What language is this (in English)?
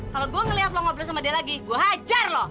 Indonesian